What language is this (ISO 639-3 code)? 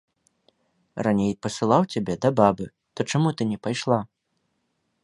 bel